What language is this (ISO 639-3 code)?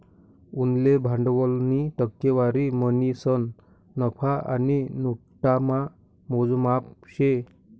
mar